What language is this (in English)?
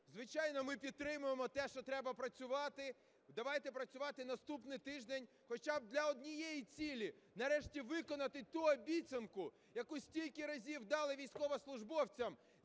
Ukrainian